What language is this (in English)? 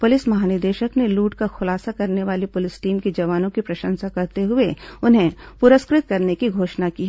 Hindi